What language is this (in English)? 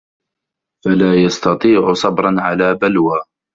Arabic